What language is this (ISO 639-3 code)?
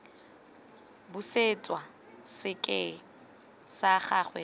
tsn